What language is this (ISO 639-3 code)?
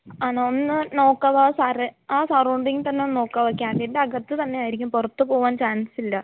mal